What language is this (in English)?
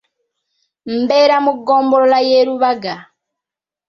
Ganda